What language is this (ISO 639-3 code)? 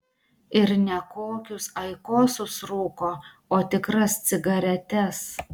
lit